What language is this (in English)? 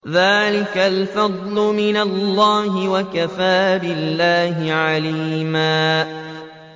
Arabic